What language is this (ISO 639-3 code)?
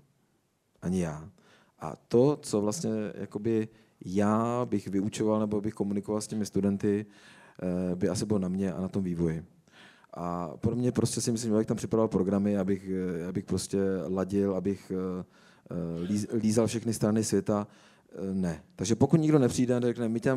ces